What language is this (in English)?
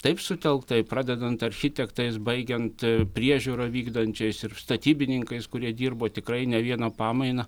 Lithuanian